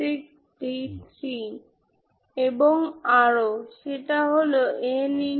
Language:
Bangla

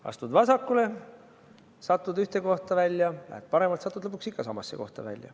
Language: Estonian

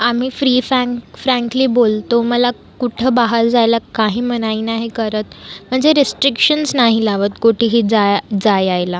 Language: Marathi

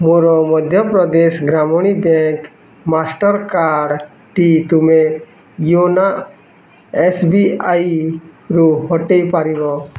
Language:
Odia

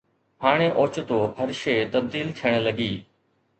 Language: Sindhi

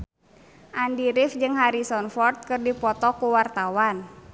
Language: Sundanese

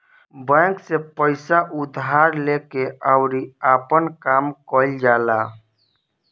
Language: Bhojpuri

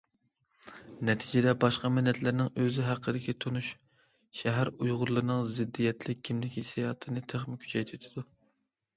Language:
Uyghur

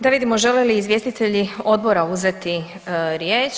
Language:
Croatian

